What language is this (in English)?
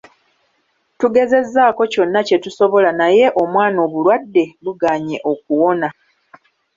Ganda